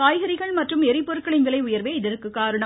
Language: Tamil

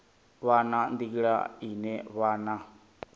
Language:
Venda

